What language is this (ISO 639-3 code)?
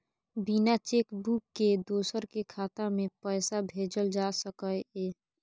mai